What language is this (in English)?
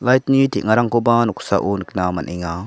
Garo